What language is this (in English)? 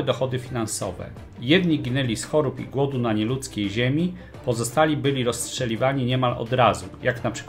Polish